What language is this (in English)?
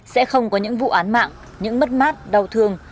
Vietnamese